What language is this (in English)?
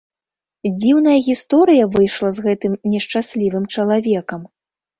Belarusian